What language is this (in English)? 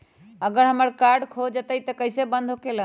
Magahi